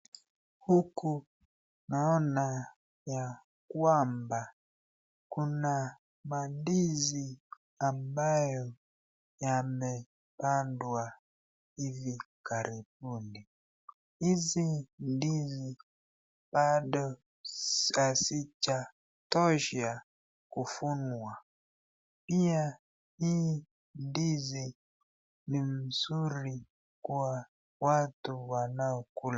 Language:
Swahili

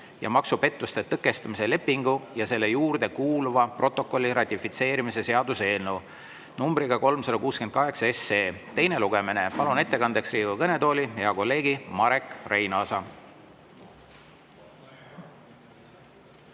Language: Estonian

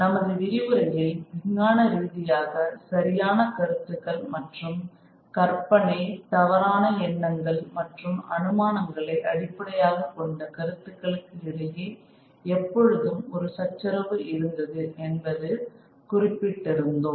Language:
Tamil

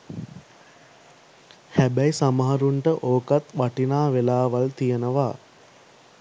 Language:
Sinhala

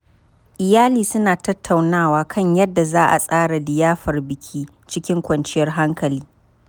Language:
Hausa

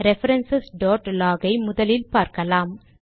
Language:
Tamil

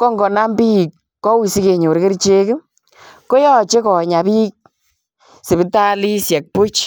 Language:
Kalenjin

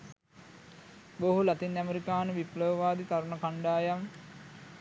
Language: Sinhala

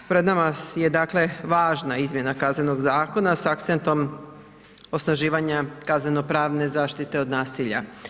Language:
Croatian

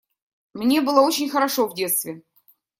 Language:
Russian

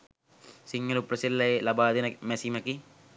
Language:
Sinhala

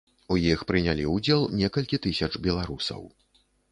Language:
Belarusian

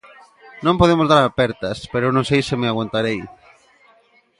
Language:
Galician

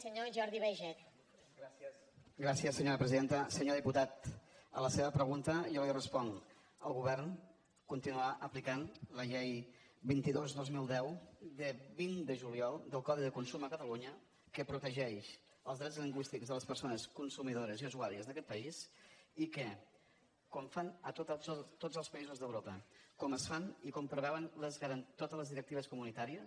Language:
Catalan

